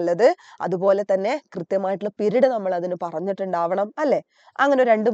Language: Malayalam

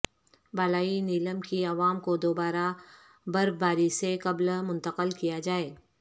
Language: Urdu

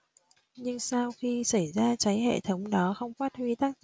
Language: Vietnamese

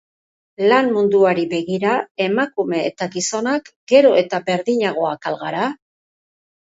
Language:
Basque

